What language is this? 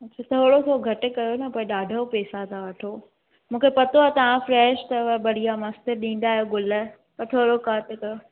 Sindhi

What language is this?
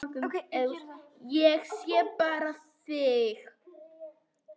Icelandic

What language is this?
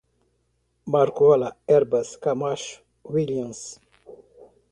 Portuguese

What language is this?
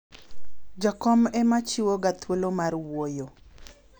Luo (Kenya and Tanzania)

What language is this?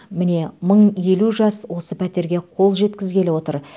Kazakh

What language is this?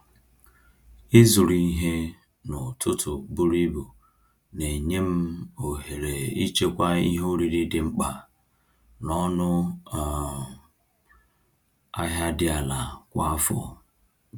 Igbo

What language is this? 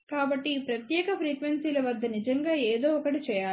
Telugu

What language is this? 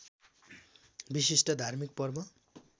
Nepali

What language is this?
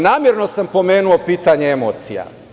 Serbian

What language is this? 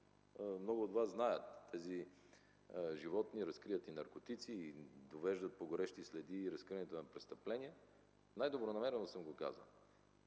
Bulgarian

